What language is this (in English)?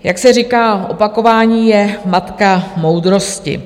Czech